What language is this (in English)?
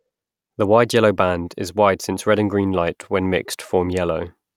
English